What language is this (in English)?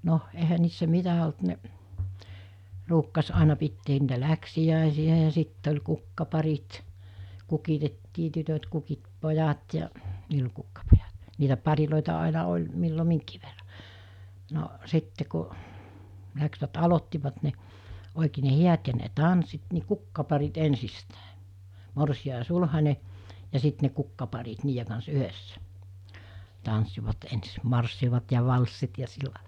Finnish